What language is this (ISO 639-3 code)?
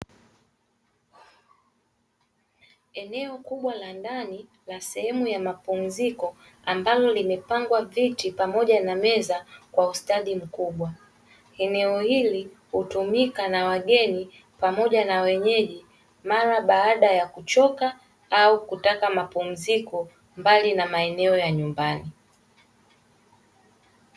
swa